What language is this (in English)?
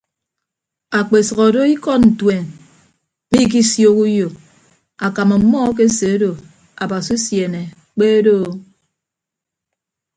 Ibibio